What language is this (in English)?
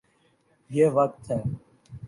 Urdu